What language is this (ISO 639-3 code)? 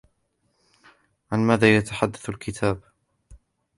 ara